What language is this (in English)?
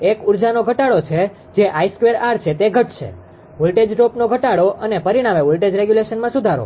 Gujarati